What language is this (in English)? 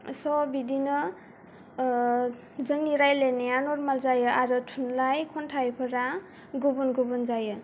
Bodo